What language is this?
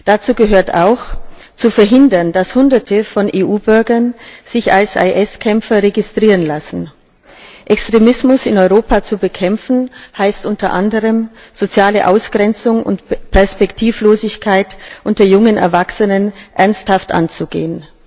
German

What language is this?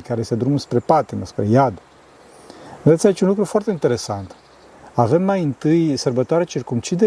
Romanian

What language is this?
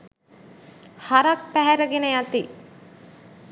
Sinhala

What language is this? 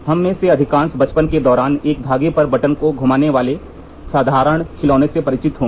Hindi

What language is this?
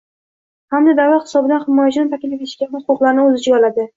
Uzbek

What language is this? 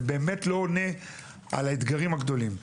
Hebrew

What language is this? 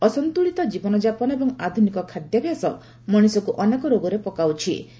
Odia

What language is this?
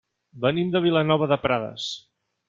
Catalan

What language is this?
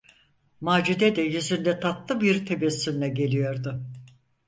Turkish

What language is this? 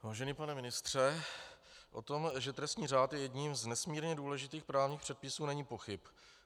Czech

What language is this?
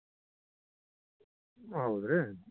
Kannada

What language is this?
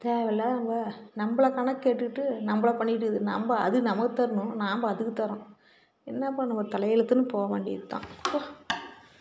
Tamil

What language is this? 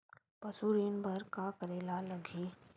Chhattisgarhi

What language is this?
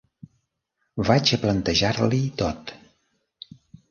Catalan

